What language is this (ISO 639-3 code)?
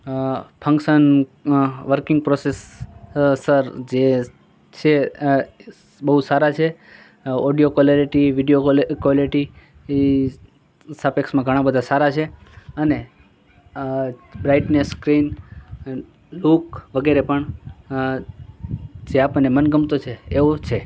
guj